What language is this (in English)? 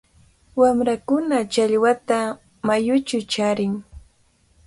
Cajatambo North Lima Quechua